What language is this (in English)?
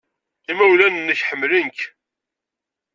Kabyle